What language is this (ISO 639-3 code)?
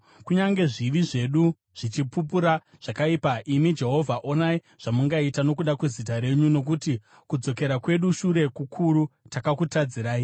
sna